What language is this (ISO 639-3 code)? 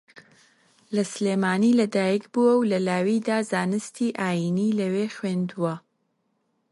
ckb